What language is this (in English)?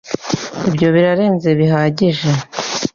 Kinyarwanda